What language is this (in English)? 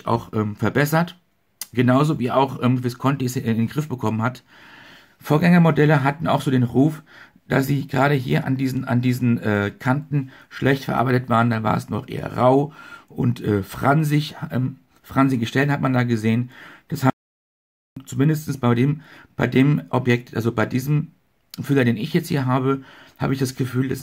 German